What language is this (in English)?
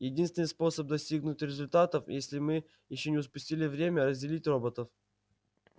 Russian